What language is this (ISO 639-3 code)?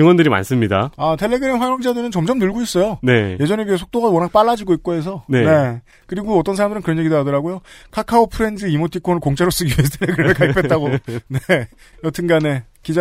kor